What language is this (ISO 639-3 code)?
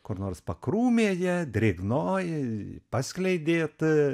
lit